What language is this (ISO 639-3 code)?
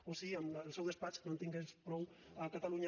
cat